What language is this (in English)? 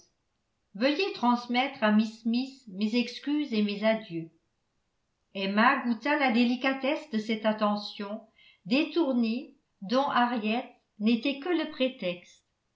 French